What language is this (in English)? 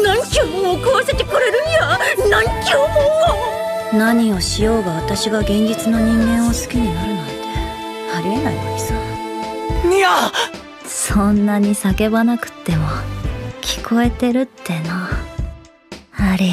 Japanese